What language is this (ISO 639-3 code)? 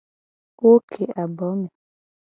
gej